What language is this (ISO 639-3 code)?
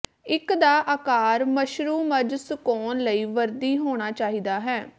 pan